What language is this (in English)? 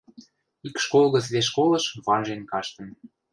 Western Mari